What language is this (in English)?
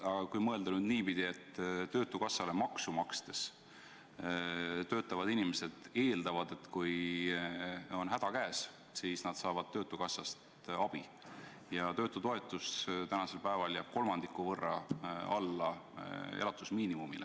Estonian